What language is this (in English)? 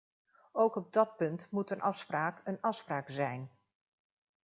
Dutch